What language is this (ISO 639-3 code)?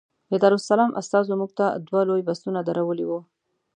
pus